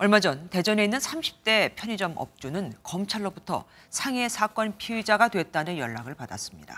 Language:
Korean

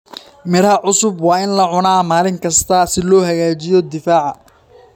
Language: Somali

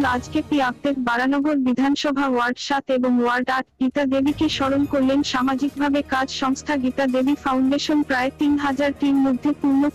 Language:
Turkish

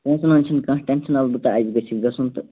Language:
Kashmiri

